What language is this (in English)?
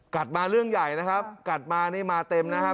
Thai